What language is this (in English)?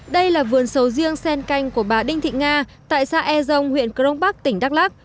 Vietnamese